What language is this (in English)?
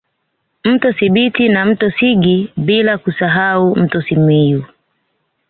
Swahili